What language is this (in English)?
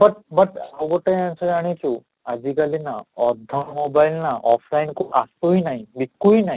Odia